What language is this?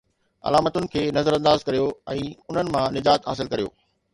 Sindhi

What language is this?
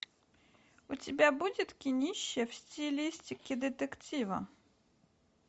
Russian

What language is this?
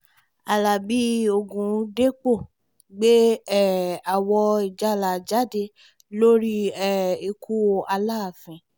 Yoruba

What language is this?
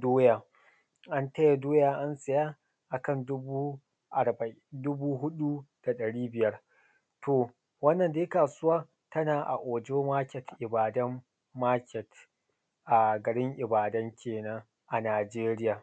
Hausa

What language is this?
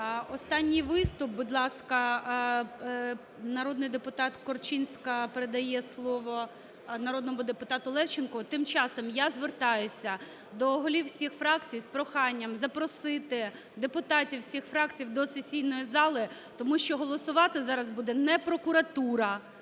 Ukrainian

